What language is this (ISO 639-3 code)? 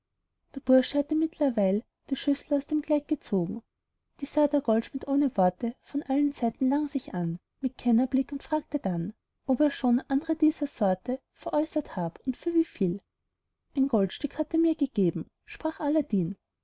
deu